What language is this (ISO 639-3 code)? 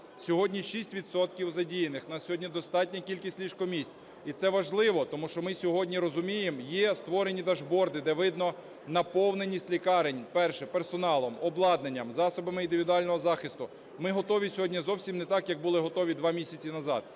ukr